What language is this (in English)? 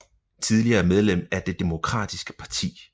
Danish